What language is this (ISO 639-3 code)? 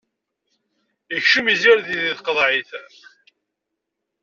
kab